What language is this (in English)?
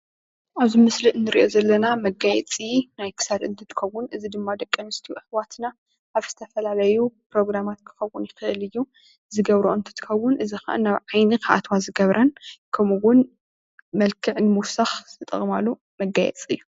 Tigrinya